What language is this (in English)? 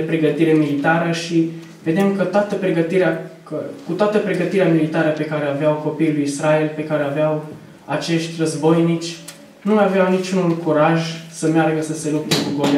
Romanian